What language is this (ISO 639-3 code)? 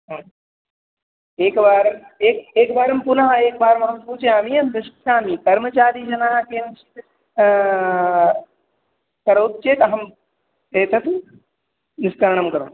san